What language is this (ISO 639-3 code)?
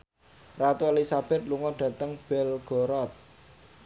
jav